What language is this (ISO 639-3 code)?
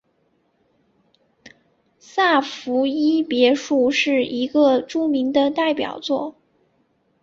zho